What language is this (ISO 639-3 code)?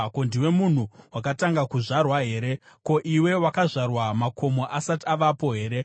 sna